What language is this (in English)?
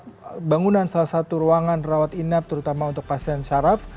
Indonesian